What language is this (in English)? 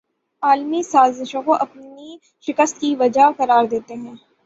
Urdu